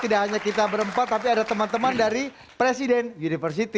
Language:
Indonesian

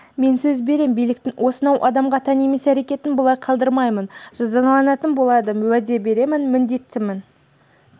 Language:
Kazakh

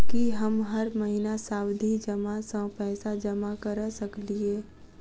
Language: Maithili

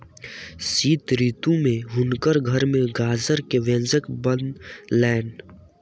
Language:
Maithili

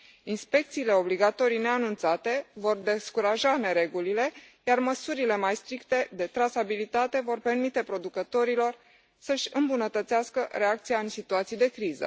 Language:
Romanian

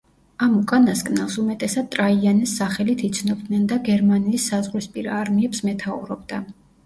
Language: Georgian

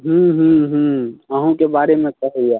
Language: Maithili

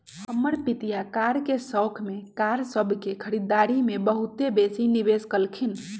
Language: Magahi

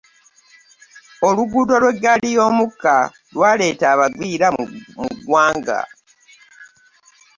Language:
Ganda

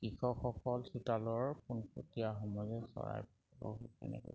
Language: Assamese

